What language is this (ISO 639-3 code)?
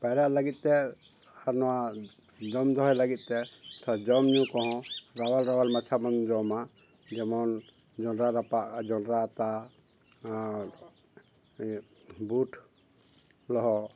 sat